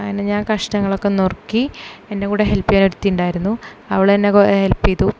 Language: Malayalam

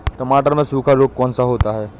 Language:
Hindi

